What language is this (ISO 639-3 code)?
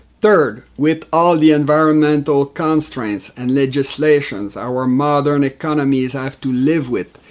eng